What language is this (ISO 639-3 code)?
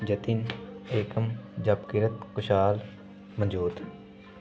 pan